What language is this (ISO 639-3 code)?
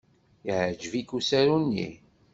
kab